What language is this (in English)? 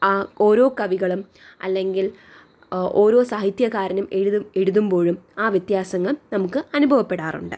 Malayalam